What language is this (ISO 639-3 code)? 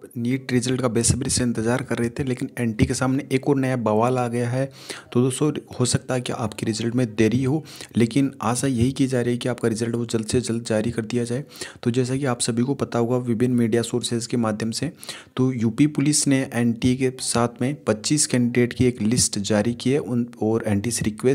hin